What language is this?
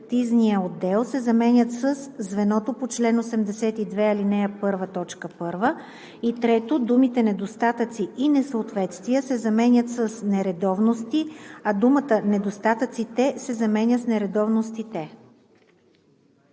Bulgarian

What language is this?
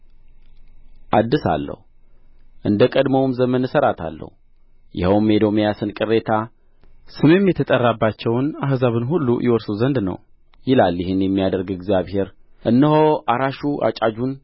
Amharic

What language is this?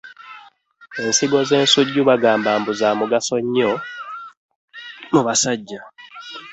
Ganda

